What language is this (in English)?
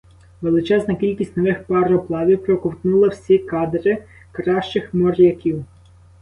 Ukrainian